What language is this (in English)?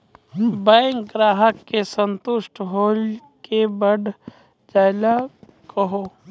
Maithili